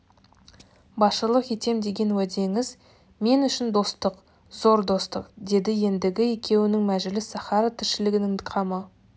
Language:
Kazakh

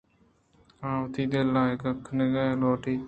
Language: Eastern Balochi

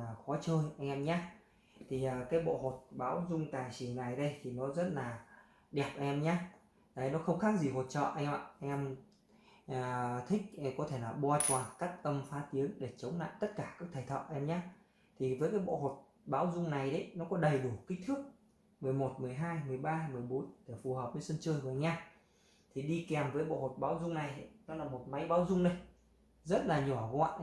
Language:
Vietnamese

